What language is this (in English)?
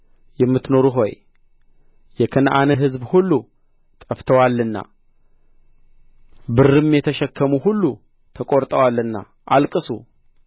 Amharic